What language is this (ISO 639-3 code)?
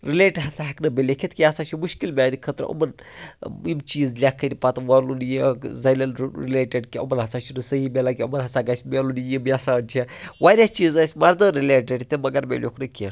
kas